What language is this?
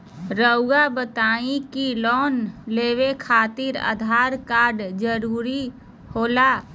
Magahi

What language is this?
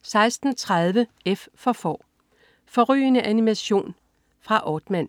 Danish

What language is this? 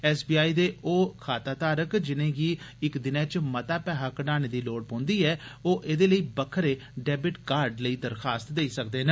Dogri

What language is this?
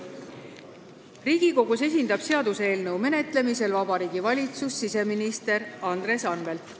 Estonian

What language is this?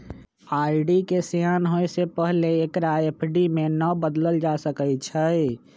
Magahi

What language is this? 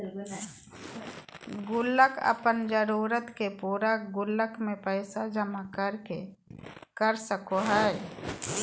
Magahi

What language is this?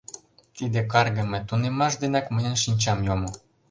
Mari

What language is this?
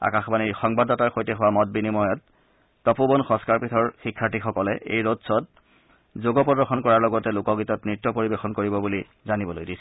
Assamese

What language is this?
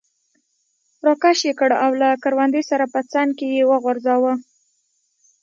Pashto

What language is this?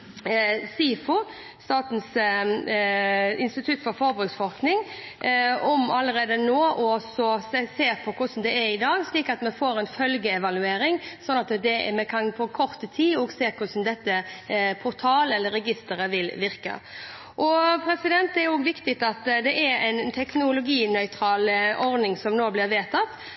Norwegian Bokmål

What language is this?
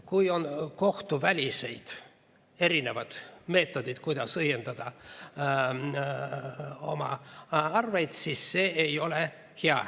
Estonian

